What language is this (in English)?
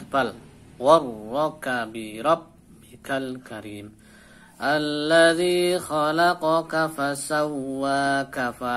Indonesian